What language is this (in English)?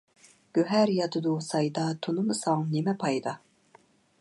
Uyghur